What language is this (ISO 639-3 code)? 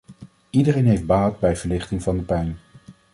nld